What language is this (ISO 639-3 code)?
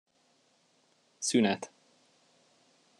hun